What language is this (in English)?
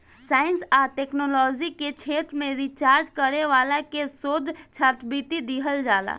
Bhojpuri